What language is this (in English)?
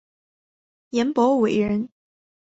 Chinese